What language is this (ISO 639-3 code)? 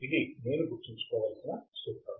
tel